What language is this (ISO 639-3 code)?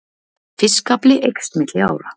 isl